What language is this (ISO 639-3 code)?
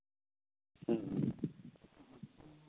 sat